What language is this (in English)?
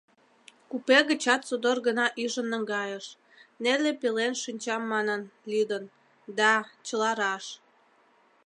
Mari